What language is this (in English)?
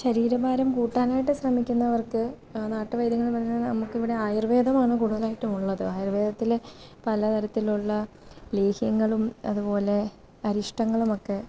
Malayalam